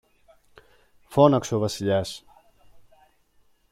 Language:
Greek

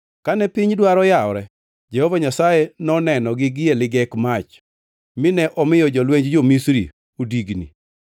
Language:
Luo (Kenya and Tanzania)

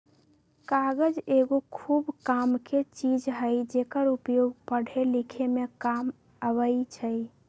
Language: Magahi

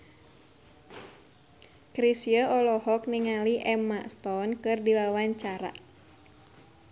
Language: Sundanese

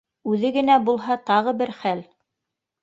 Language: Bashkir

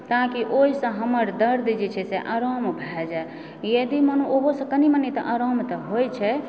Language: Maithili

